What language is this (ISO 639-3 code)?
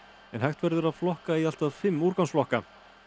isl